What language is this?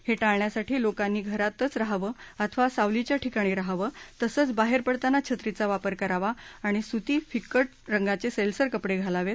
Marathi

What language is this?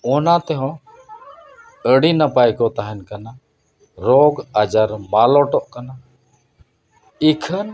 Santali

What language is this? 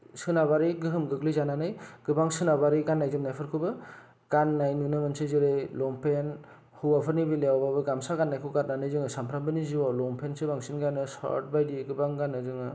Bodo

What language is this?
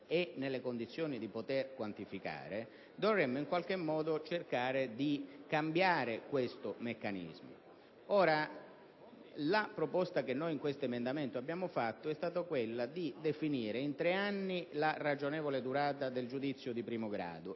Italian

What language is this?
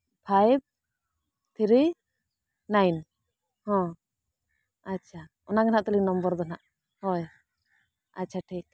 Santali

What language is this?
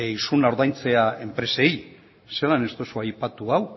Basque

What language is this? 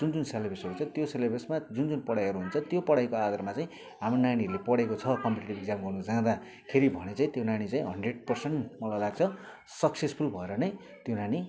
Nepali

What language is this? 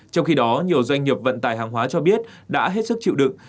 Vietnamese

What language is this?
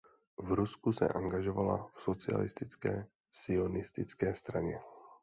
Czech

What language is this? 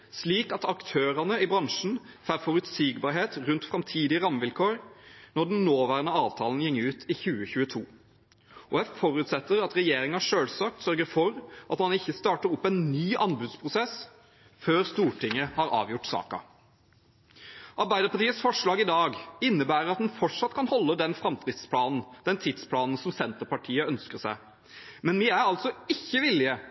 Norwegian Bokmål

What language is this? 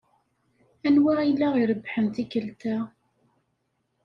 Kabyle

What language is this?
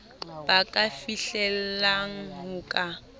Southern Sotho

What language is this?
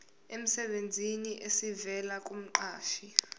Zulu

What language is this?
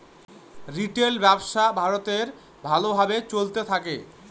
Bangla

